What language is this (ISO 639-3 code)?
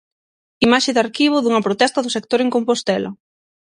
glg